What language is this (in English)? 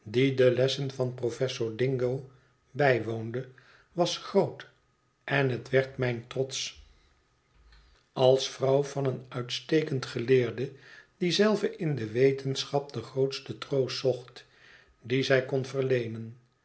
Dutch